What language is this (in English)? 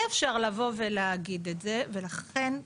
Hebrew